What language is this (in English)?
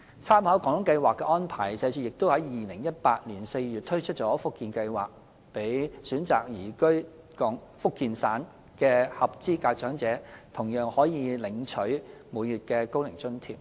Cantonese